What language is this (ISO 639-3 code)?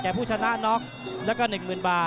tha